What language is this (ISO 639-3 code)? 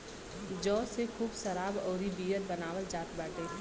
bho